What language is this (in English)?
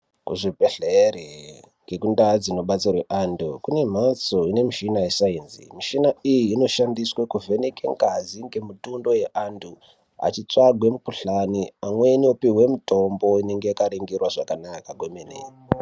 Ndau